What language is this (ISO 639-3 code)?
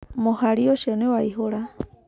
kik